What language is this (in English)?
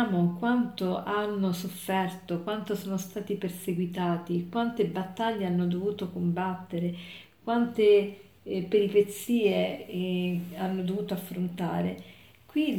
Italian